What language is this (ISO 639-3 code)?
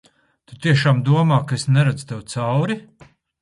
lav